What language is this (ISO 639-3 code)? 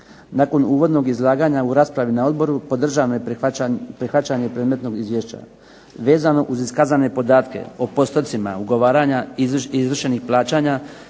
hrv